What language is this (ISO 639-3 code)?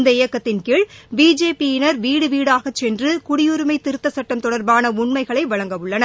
tam